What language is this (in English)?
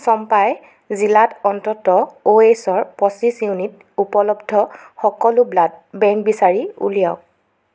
Assamese